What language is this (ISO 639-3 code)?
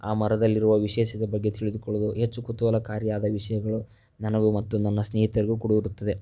kan